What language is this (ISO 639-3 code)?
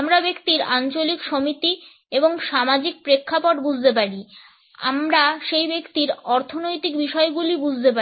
ben